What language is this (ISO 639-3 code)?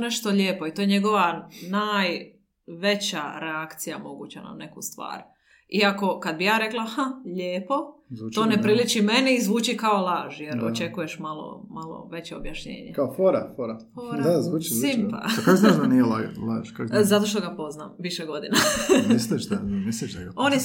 hrv